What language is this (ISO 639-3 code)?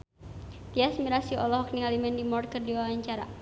sun